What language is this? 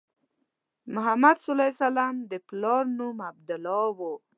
Pashto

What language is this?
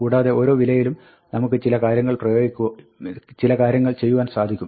Malayalam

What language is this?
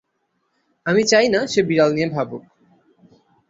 Bangla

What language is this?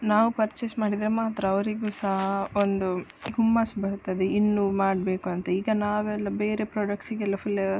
Kannada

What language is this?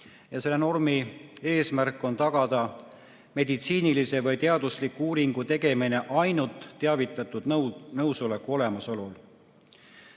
Estonian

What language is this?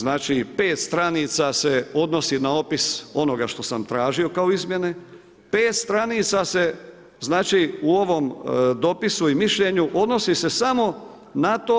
Croatian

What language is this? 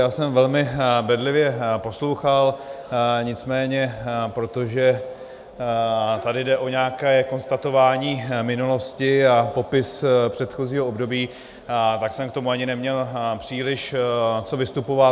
Czech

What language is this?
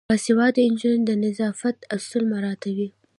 Pashto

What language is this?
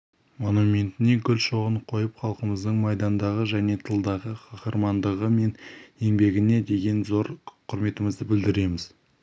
Kazakh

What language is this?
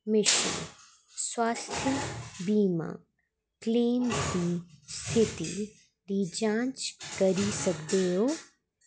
Dogri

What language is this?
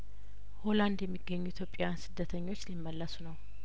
Amharic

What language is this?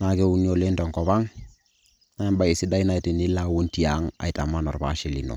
Masai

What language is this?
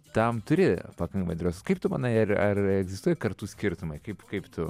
Lithuanian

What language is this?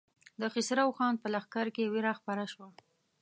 Pashto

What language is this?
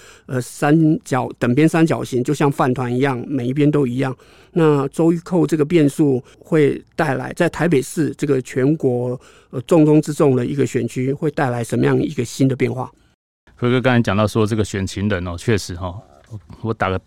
Chinese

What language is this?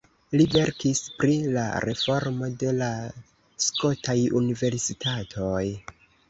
Esperanto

